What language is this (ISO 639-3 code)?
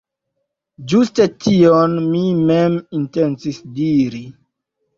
epo